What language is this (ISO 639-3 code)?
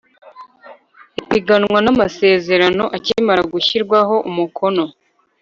kin